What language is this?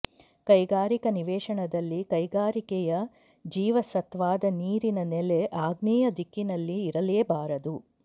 Kannada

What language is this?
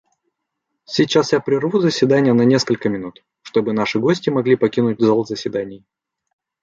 Russian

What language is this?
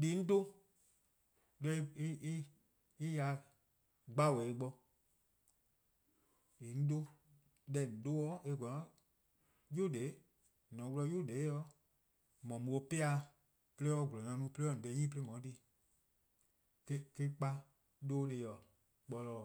Eastern Krahn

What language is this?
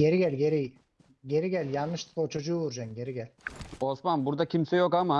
Turkish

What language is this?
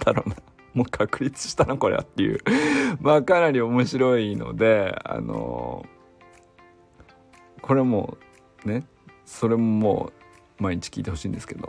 Japanese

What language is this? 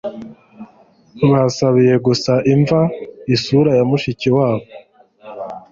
Kinyarwanda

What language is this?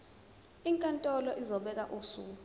Zulu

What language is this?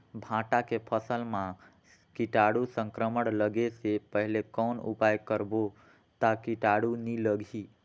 Chhattisgarhi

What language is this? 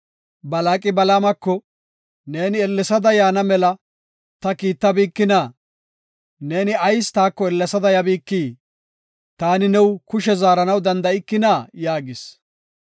Gofa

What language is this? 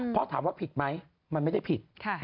Thai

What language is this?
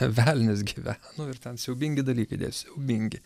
Lithuanian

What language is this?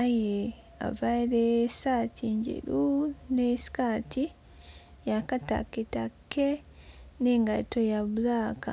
Soga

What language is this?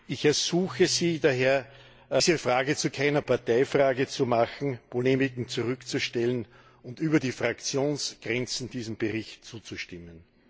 German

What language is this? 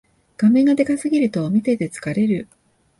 Japanese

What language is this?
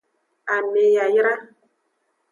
Aja (Benin)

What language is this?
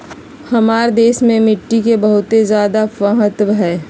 Magahi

